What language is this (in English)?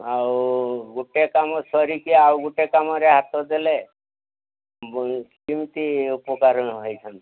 Odia